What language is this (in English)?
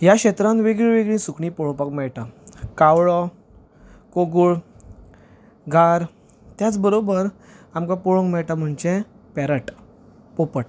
Konkani